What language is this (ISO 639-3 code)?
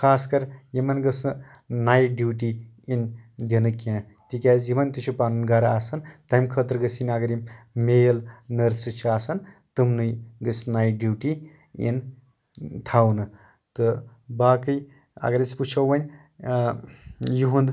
kas